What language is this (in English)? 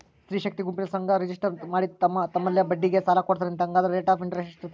Kannada